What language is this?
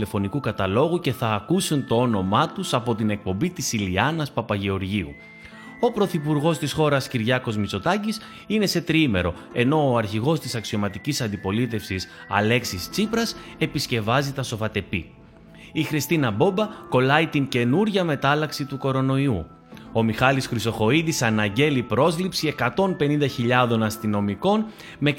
Greek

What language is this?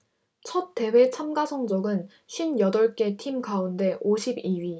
Korean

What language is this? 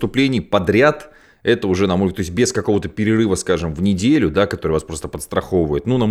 Russian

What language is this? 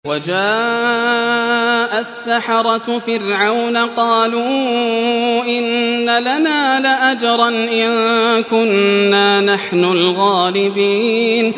Arabic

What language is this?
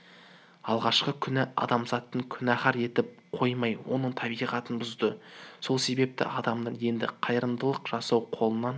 Kazakh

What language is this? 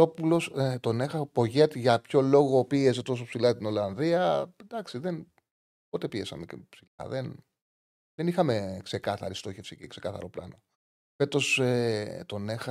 Greek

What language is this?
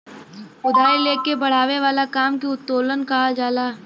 Bhojpuri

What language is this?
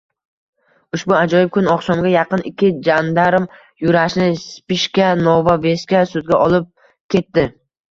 Uzbek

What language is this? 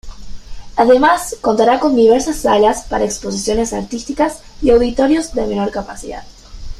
Spanish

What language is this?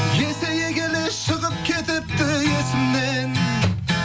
Kazakh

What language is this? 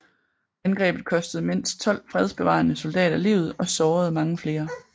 Danish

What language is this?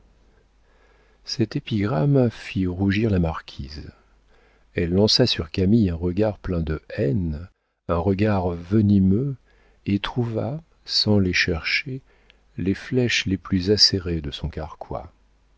French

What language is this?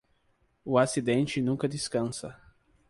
Portuguese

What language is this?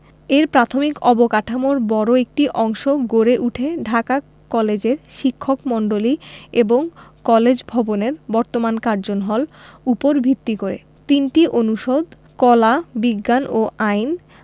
Bangla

